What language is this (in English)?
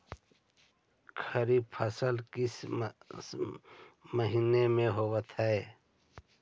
Magahi